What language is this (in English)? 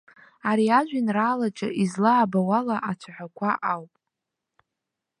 Abkhazian